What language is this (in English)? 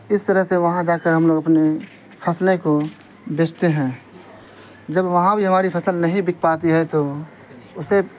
Urdu